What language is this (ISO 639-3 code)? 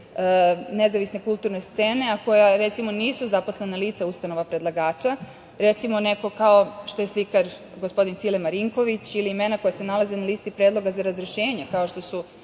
srp